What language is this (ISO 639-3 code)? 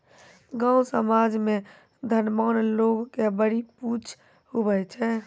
mai